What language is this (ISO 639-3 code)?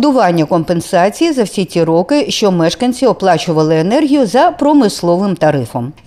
ukr